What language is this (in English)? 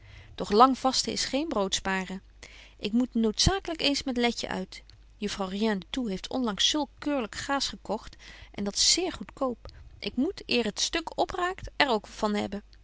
Dutch